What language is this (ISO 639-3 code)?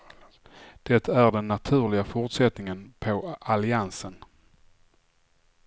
swe